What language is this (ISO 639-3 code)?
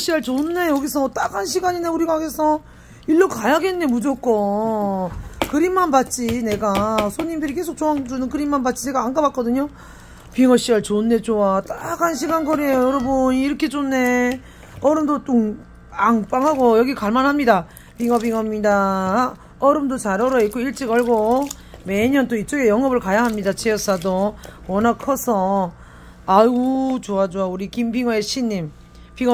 kor